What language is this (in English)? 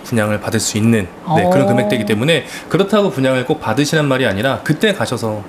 Korean